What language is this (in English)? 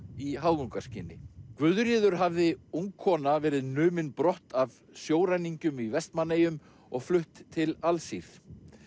Icelandic